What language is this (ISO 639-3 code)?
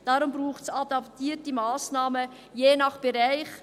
gsw